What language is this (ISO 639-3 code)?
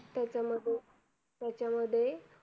mar